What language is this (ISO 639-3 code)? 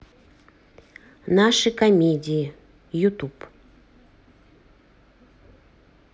rus